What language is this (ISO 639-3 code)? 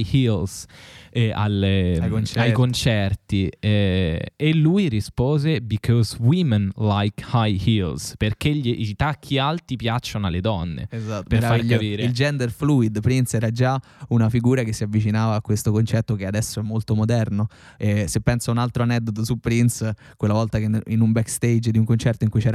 ita